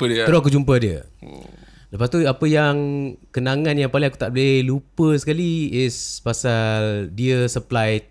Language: Malay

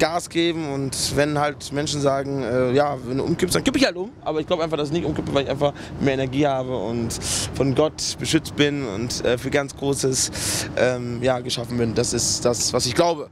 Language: German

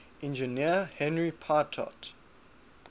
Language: English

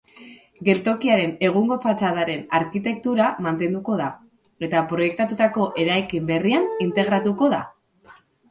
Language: Basque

